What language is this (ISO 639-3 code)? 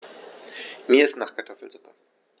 deu